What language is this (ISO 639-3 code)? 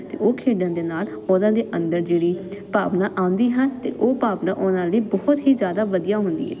pan